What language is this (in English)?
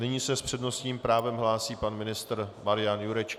Czech